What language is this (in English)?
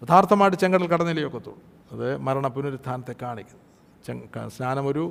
Malayalam